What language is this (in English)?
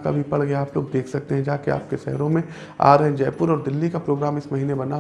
Hindi